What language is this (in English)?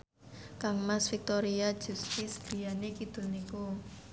Javanese